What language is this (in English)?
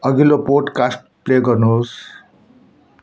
Nepali